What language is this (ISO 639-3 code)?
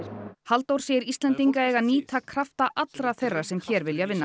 isl